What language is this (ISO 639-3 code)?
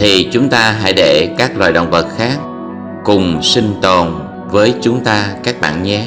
vie